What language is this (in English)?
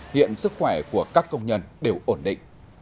Vietnamese